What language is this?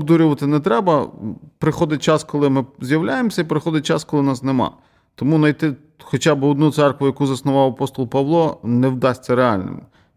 Ukrainian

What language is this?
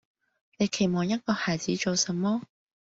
Cantonese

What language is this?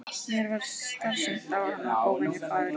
Icelandic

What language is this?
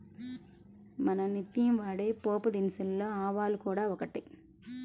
Telugu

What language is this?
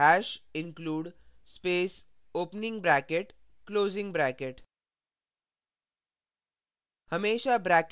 Hindi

